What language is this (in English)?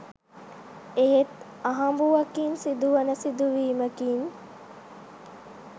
Sinhala